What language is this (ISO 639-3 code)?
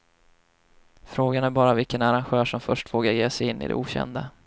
swe